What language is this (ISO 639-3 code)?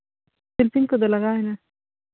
sat